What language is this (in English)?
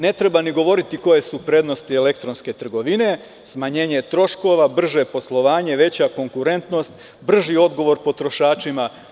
Serbian